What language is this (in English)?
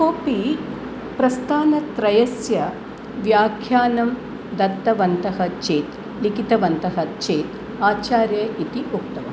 Sanskrit